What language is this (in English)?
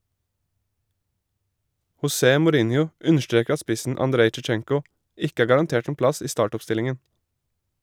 Norwegian